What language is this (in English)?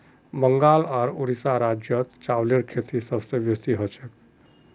Magahi